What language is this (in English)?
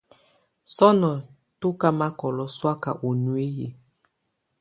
Tunen